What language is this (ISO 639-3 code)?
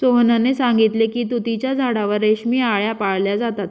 mar